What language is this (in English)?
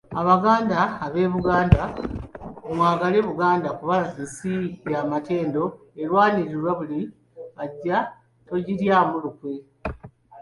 Ganda